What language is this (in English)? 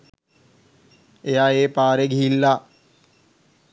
Sinhala